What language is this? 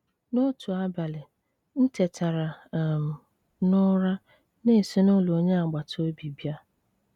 Igbo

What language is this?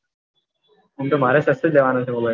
Gujarati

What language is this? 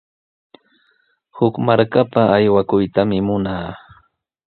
Sihuas Ancash Quechua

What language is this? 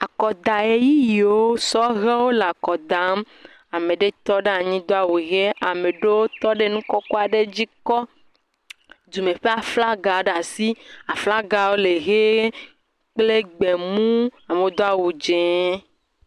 Ewe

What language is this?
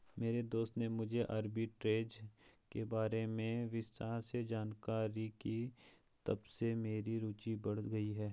Hindi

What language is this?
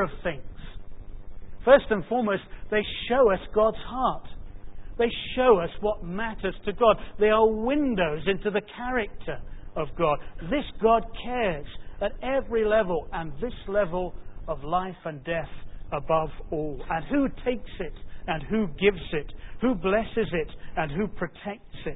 English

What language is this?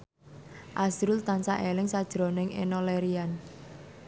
Javanese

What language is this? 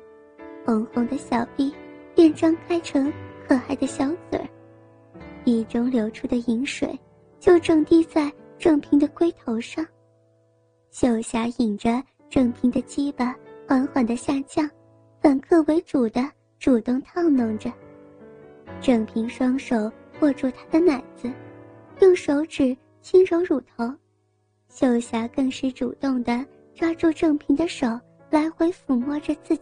Chinese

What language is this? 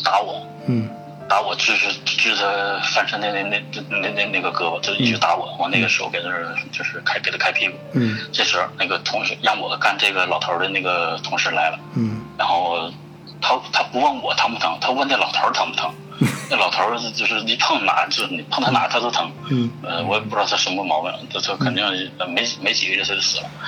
Chinese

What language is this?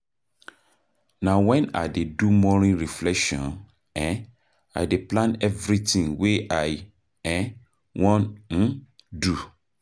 Nigerian Pidgin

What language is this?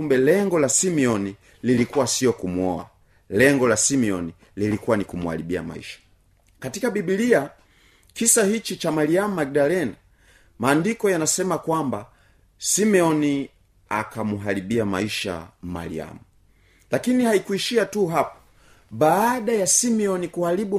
Swahili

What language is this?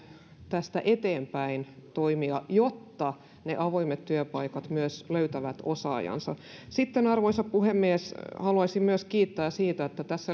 Finnish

